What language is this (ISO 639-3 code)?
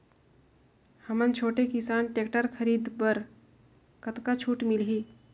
hne